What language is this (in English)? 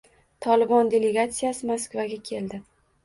Uzbek